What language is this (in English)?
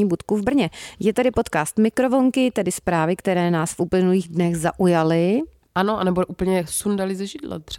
Czech